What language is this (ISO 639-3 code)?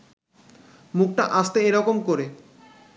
ben